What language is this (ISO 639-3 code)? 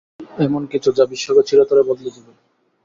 ben